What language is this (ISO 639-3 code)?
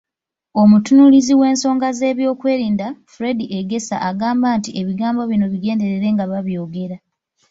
lug